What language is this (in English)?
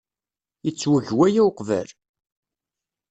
Kabyle